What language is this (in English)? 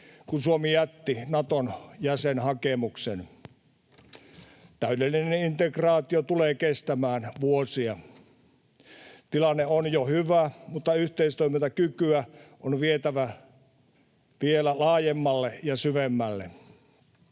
Finnish